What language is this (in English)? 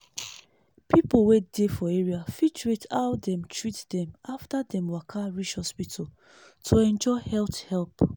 Nigerian Pidgin